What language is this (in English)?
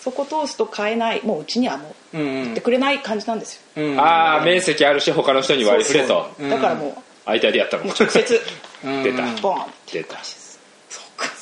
Japanese